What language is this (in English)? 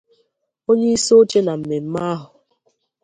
Igbo